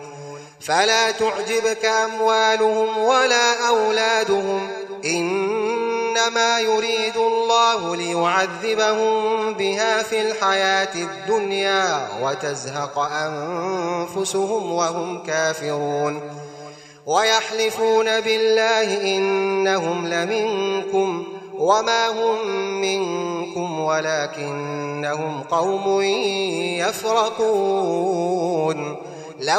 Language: Arabic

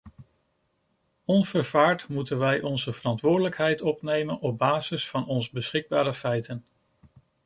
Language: Dutch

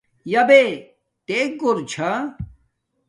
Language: Domaaki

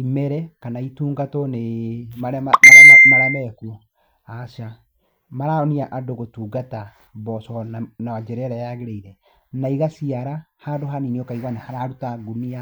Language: Kikuyu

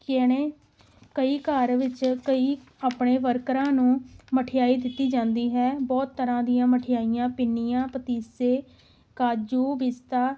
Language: Punjabi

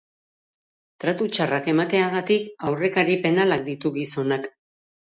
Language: Basque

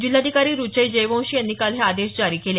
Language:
Marathi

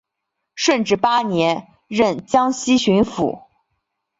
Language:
Chinese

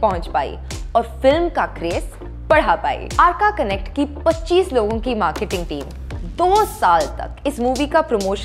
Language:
Hindi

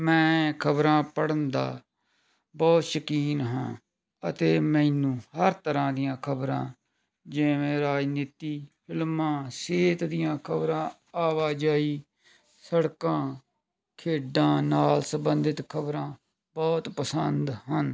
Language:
Punjabi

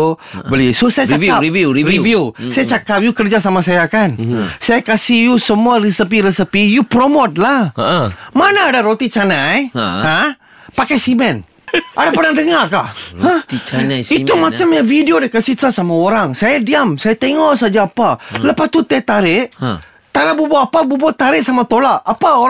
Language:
Malay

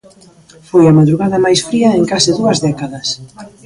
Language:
Galician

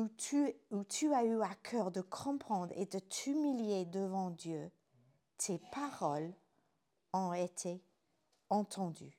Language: French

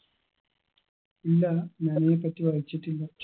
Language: Malayalam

